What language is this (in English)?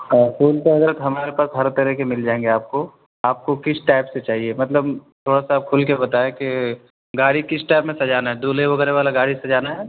Urdu